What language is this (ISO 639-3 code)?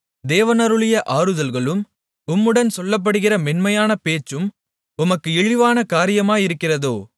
tam